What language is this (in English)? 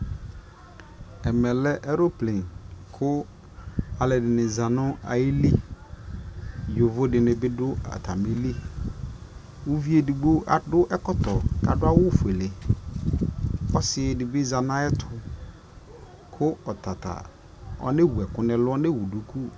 Ikposo